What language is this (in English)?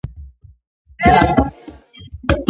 Georgian